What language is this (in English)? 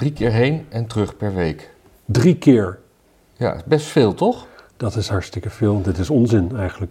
Dutch